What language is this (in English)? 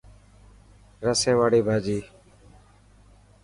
Dhatki